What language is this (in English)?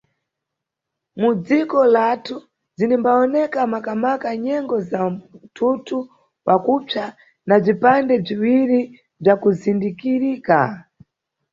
Nyungwe